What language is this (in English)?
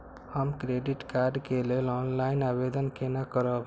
Maithili